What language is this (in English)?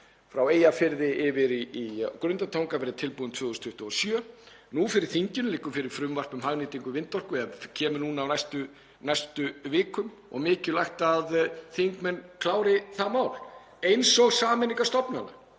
Icelandic